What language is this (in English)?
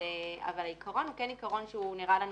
Hebrew